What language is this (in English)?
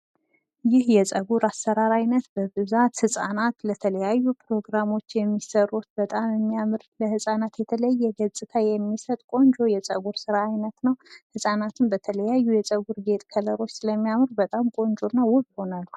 Amharic